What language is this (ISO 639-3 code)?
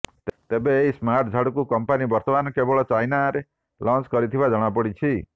ori